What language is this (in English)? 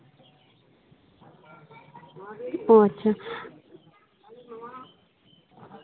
Santali